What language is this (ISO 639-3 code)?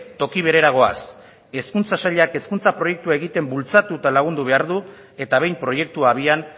eus